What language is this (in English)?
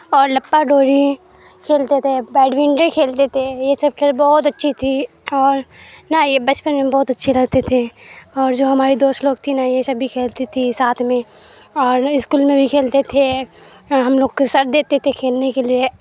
Urdu